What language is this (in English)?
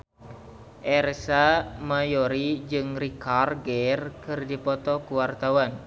Sundanese